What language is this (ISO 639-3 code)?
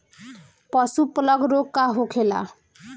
bho